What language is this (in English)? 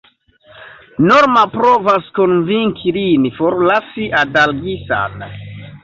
Esperanto